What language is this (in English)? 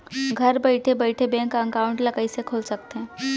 Chhattisgarhi